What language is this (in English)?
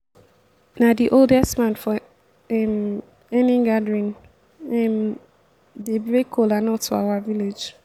Nigerian Pidgin